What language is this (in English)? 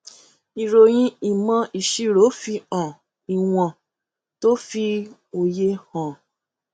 Yoruba